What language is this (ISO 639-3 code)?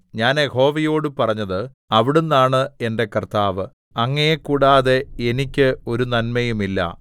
mal